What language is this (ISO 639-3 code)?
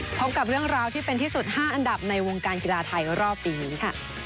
tha